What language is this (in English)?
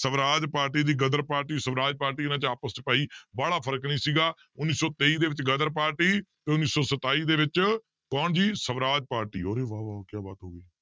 Punjabi